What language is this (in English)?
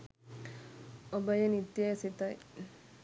Sinhala